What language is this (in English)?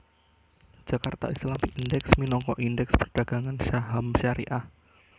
Javanese